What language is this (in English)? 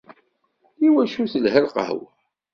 Kabyle